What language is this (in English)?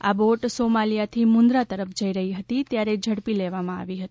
Gujarati